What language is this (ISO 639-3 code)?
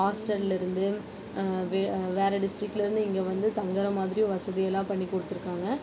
tam